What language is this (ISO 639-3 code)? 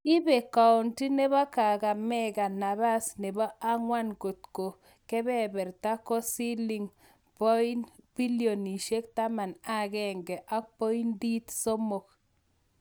kln